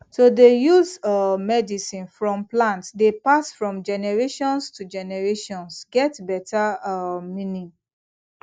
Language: Nigerian Pidgin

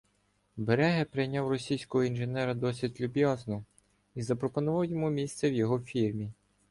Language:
Ukrainian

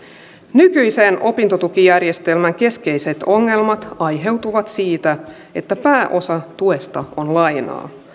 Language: Finnish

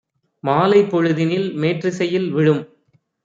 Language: Tamil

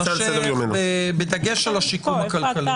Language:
Hebrew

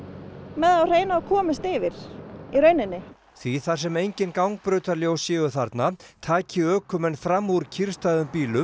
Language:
Icelandic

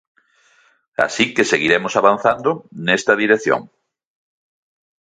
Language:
Galician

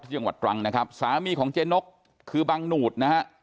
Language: Thai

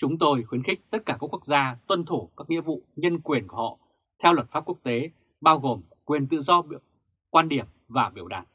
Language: Vietnamese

